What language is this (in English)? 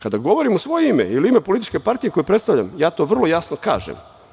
Serbian